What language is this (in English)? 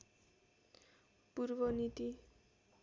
Nepali